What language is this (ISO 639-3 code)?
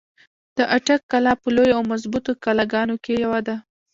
pus